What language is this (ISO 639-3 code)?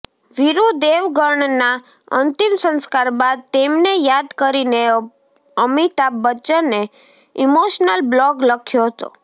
guj